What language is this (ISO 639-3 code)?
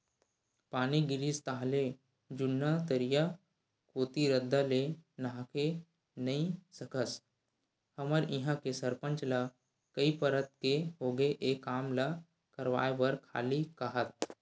hne